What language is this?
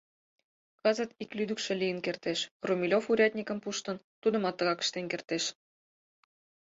Mari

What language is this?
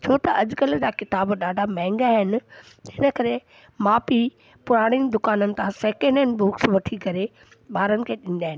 Sindhi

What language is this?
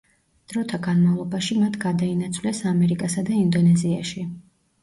Georgian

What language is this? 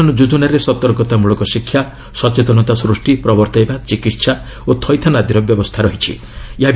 Odia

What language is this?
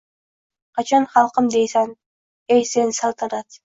Uzbek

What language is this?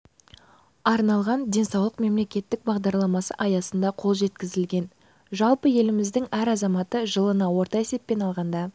Kazakh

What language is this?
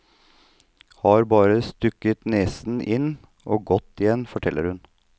Norwegian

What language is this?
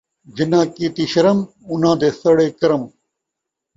Saraiki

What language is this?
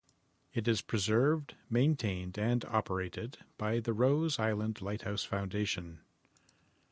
English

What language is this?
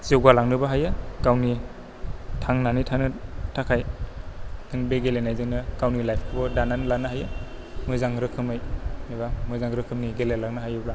Bodo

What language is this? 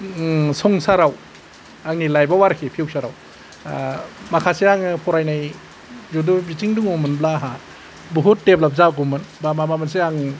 Bodo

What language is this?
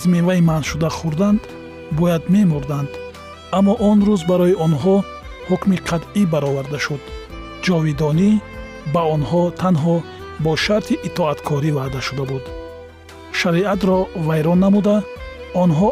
Persian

